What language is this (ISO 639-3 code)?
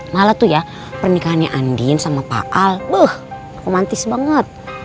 ind